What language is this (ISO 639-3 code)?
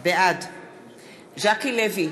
heb